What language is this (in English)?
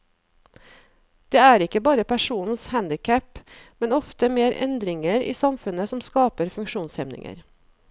Norwegian